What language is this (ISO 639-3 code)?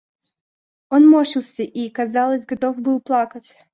rus